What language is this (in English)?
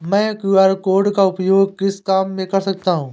Hindi